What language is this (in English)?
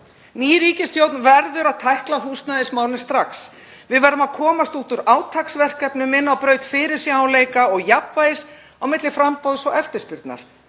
Icelandic